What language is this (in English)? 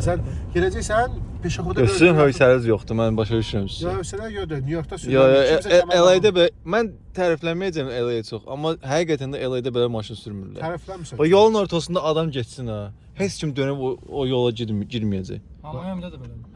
Turkish